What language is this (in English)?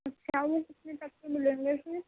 Urdu